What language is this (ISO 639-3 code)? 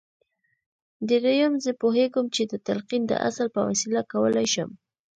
pus